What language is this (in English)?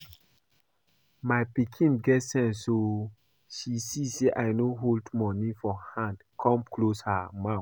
Nigerian Pidgin